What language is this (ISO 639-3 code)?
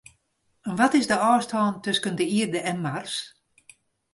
fry